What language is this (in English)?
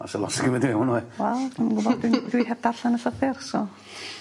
Welsh